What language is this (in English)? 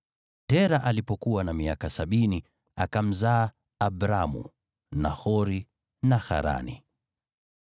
Swahili